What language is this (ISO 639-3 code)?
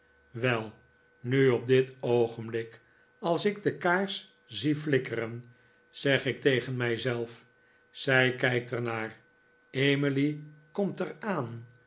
nld